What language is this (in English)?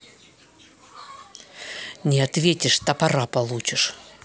Russian